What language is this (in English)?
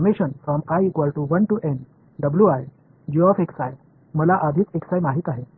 Tamil